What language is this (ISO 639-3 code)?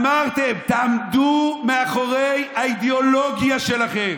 heb